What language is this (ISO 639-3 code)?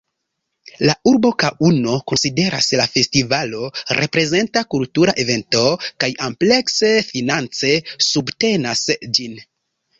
epo